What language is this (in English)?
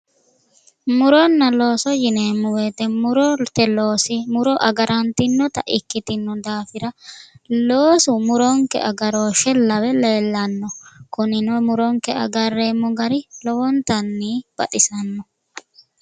Sidamo